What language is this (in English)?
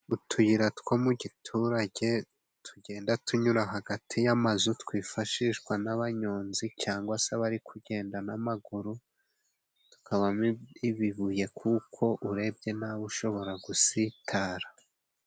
Kinyarwanda